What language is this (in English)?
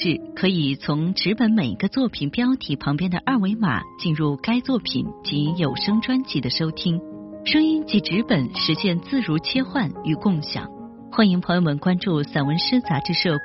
Chinese